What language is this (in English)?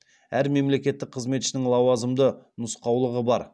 Kazakh